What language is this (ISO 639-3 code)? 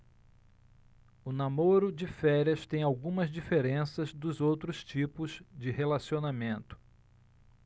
por